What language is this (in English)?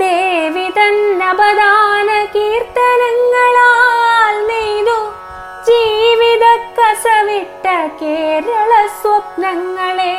Malayalam